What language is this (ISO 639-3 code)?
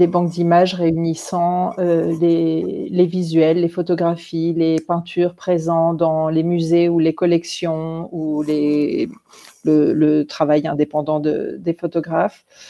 fra